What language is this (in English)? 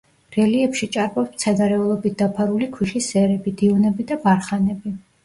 Georgian